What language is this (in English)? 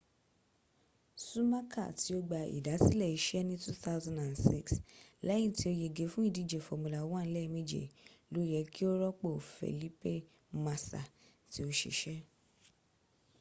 Yoruba